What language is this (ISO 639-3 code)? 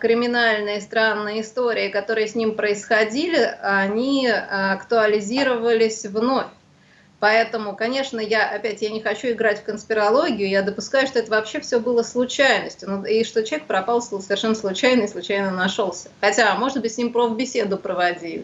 rus